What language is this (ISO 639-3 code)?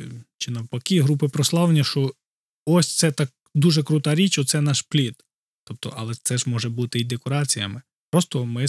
ukr